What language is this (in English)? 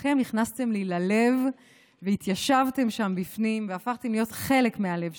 Hebrew